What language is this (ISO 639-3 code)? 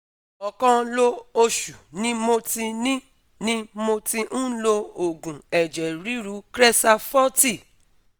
yor